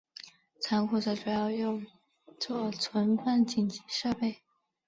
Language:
Chinese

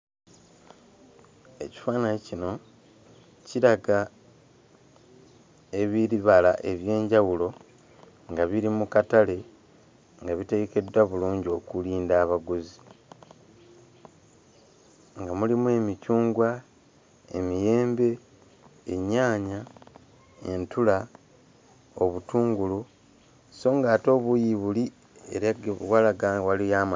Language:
Ganda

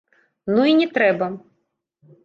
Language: Belarusian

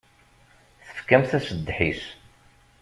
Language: Kabyle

